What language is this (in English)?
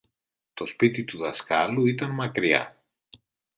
Greek